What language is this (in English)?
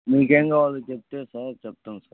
Telugu